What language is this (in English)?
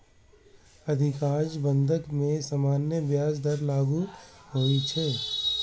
Maithili